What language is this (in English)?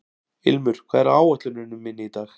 Icelandic